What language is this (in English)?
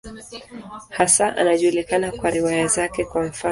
Swahili